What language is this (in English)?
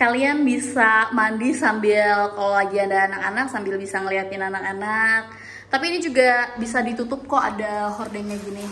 Indonesian